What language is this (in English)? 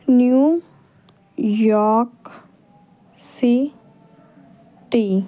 Punjabi